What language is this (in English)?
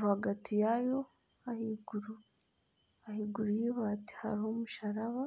Nyankole